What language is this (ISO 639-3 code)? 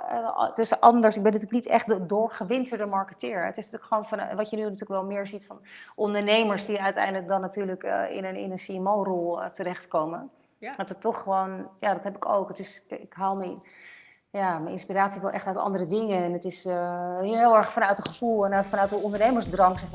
nld